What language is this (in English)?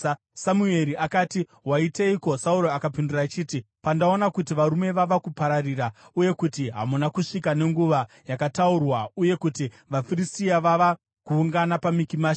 Shona